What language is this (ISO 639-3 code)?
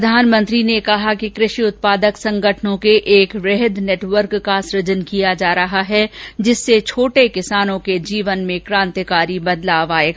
hin